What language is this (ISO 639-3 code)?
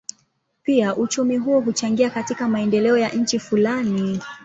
swa